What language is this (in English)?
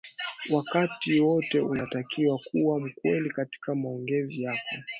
Swahili